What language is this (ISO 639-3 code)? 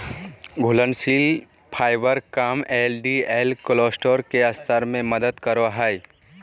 mag